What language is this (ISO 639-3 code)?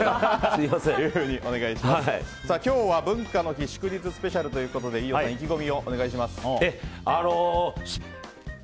jpn